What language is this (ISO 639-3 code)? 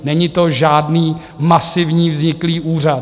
ces